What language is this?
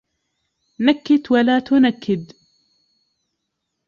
Arabic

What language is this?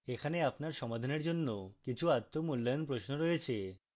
Bangla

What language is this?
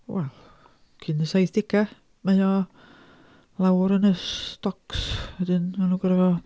Welsh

